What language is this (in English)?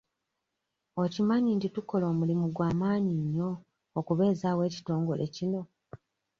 Ganda